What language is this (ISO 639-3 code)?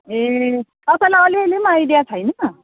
nep